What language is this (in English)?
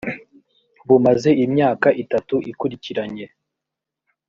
Kinyarwanda